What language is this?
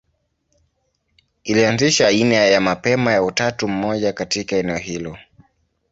Swahili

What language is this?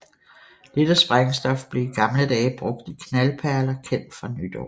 Danish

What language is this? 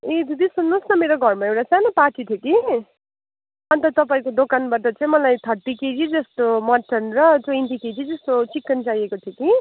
Nepali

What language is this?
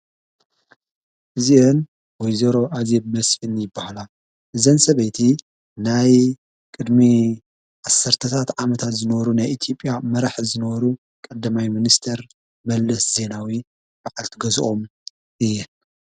Tigrinya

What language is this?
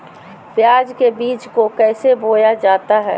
Magahi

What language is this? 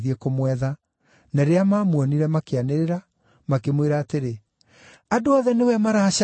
Kikuyu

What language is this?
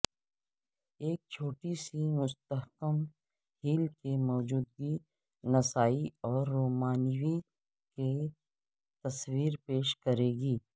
Urdu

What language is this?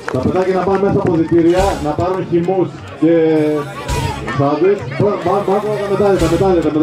Greek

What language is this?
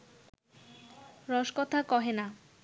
Bangla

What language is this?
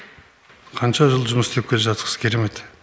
Kazakh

